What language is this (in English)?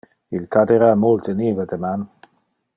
Interlingua